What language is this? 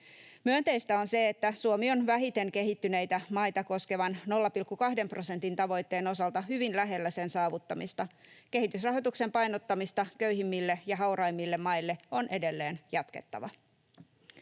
Finnish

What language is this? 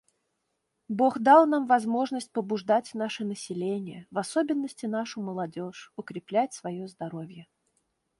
Russian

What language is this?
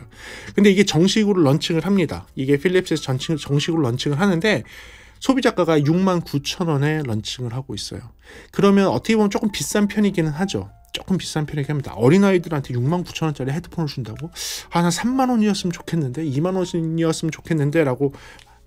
Korean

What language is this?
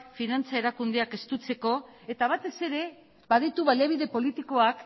Basque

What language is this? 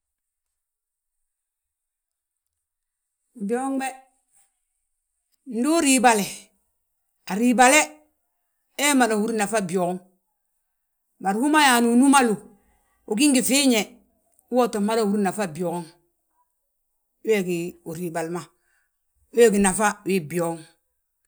Balanta-Ganja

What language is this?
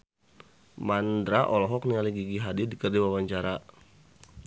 Sundanese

